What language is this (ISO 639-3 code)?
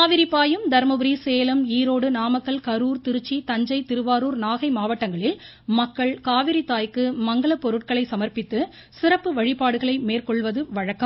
tam